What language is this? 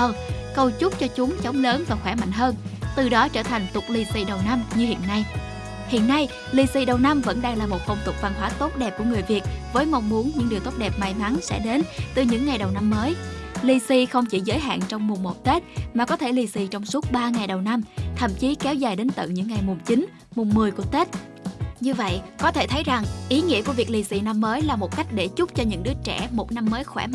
Vietnamese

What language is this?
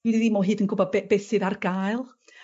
Welsh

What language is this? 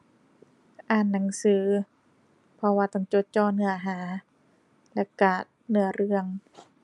Thai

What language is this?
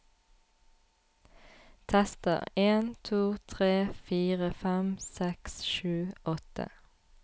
Norwegian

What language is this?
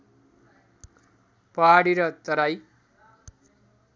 Nepali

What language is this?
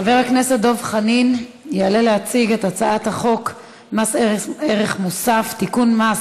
Hebrew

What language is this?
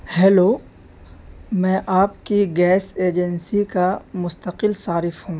Urdu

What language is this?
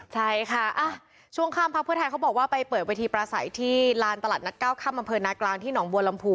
Thai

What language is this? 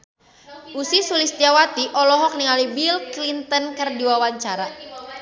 Sundanese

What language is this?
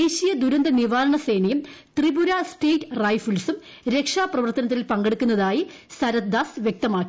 Malayalam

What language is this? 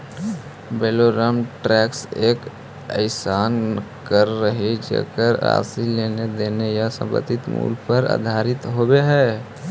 Magahi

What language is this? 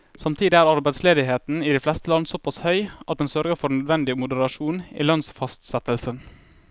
Norwegian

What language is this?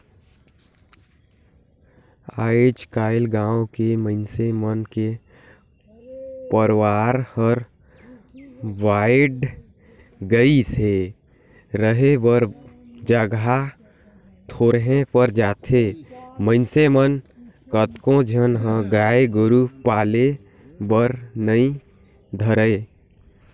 Chhattisgarhi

